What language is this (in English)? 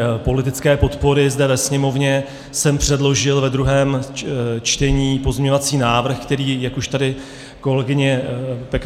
Czech